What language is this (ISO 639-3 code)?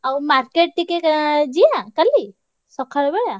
ori